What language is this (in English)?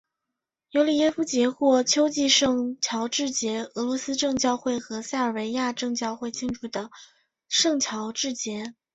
Chinese